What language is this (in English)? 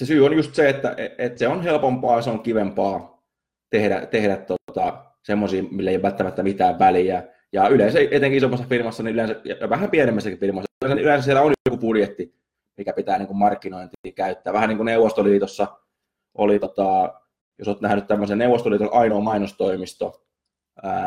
Finnish